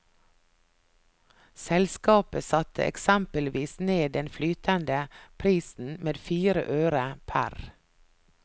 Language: Norwegian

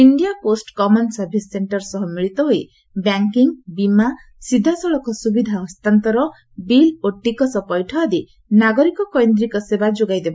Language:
Odia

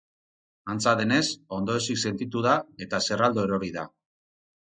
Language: Basque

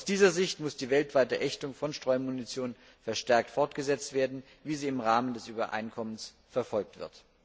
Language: German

